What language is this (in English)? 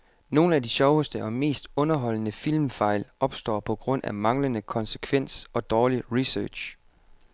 Danish